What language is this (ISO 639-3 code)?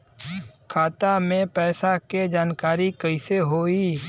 bho